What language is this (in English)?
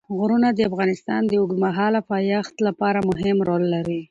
Pashto